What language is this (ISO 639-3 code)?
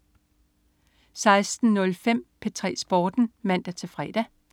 dan